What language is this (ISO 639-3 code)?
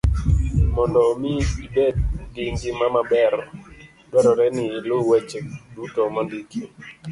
luo